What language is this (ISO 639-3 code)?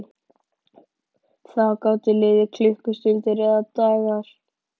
isl